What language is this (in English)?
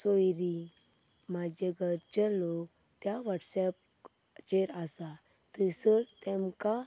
Konkani